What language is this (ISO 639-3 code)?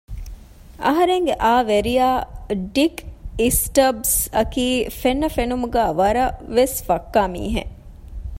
div